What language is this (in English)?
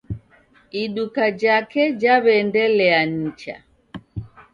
Taita